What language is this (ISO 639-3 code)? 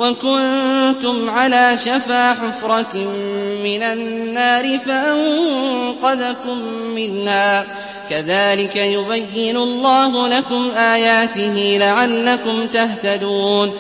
ara